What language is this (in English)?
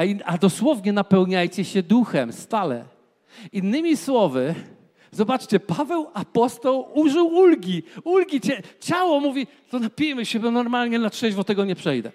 Polish